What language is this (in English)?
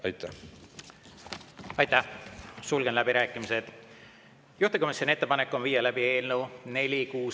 Estonian